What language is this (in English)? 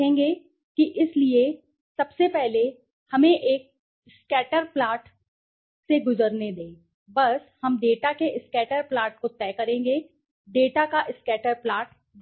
Hindi